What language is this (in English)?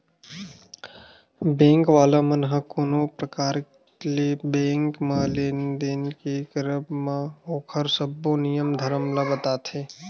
Chhattisgarhi